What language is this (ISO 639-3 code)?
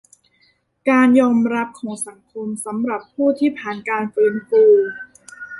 tha